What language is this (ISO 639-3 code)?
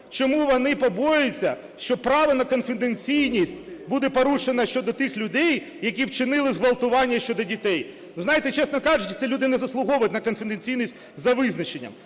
ukr